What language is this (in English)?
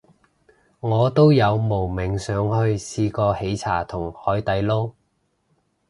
Cantonese